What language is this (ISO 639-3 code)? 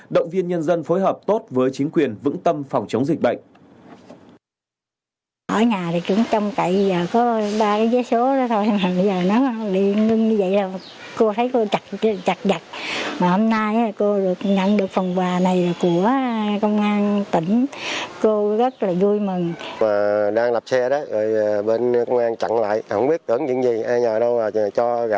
vie